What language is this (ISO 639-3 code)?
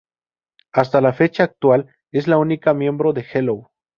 spa